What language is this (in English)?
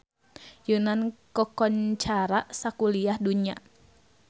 Sundanese